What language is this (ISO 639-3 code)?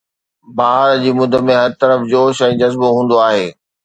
snd